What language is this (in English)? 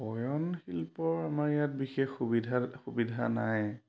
Assamese